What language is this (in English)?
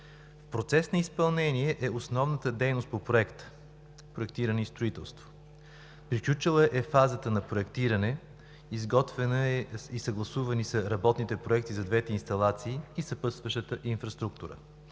Bulgarian